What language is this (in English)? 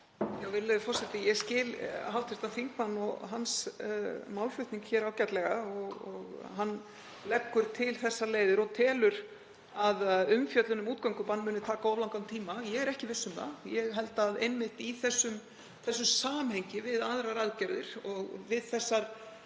Icelandic